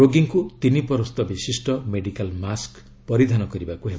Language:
Odia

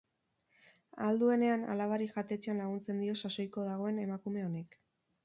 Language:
Basque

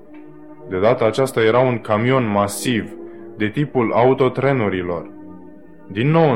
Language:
Romanian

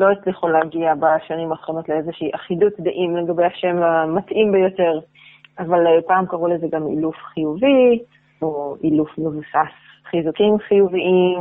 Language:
Hebrew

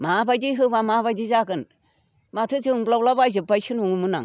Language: Bodo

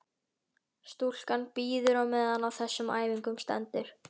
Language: Icelandic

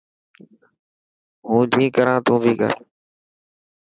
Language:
Dhatki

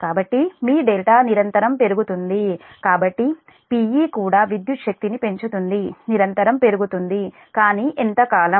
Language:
Telugu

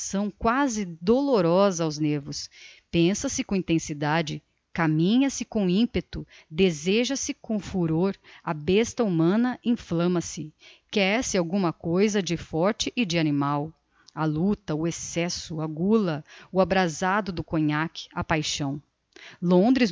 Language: Portuguese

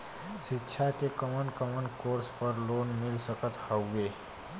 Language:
Bhojpuri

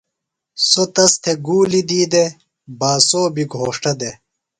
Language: Phalura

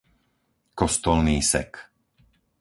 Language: Slovak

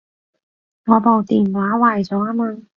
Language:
Cantonese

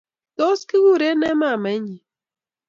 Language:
Kalenjin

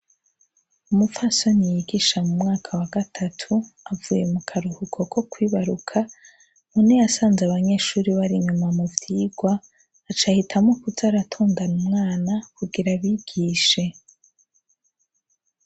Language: Rundi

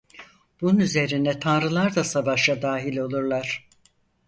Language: Turkish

